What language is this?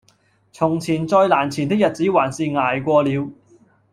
Cantonese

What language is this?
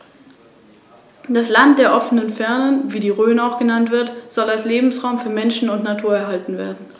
German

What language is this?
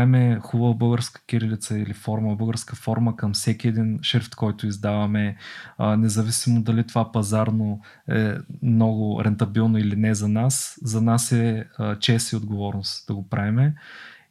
Bulgarian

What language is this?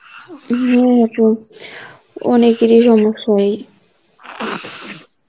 Bangla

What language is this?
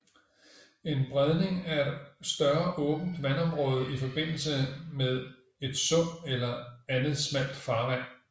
Danish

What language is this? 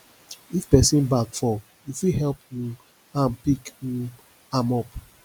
Nigerian Pidgin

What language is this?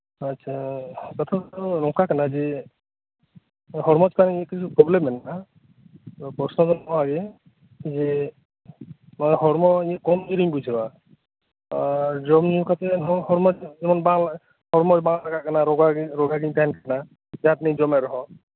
Santali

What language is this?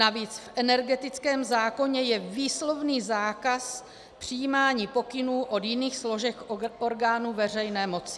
Czech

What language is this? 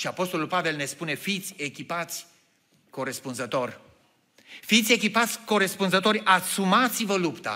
Romanian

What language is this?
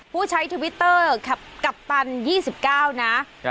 Thai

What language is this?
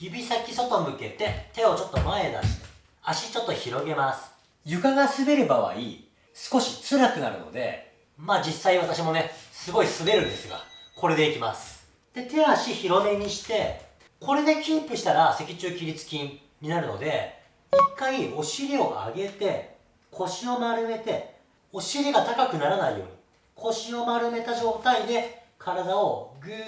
Japanese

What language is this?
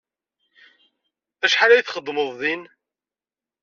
Kabyle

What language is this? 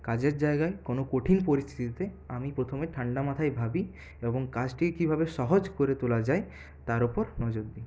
Bangla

